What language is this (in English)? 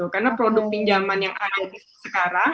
Indonesian